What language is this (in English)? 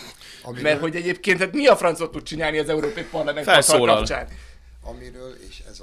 Hungarian